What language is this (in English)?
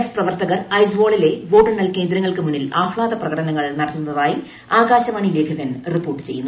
Malayalam